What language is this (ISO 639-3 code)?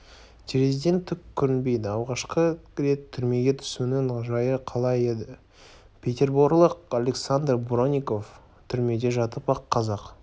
kaz